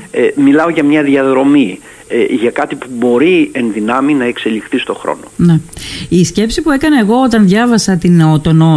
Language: Greek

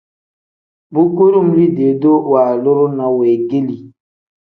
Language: Tem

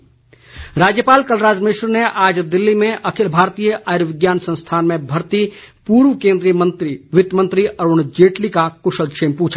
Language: Hindi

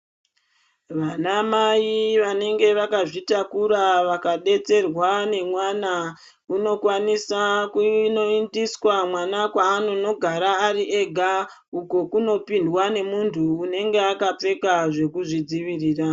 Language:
Ndau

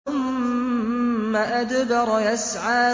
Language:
Arabic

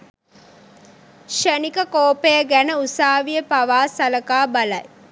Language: Sinhala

